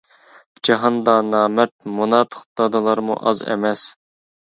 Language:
Uyghur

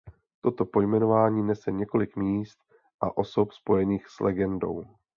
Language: Czech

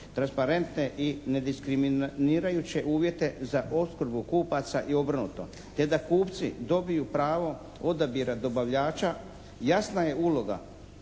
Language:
Croatian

